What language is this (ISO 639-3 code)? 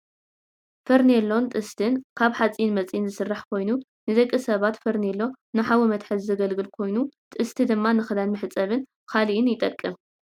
tir